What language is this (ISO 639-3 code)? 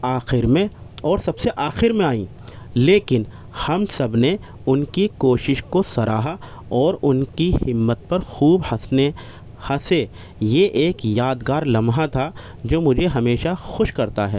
urd